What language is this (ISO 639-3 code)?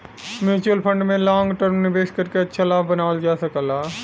bho